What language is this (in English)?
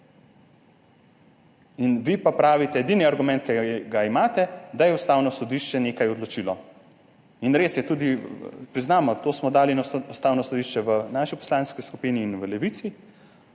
Slovenian